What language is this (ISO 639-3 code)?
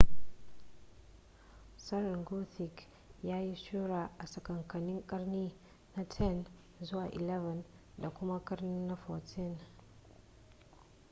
hau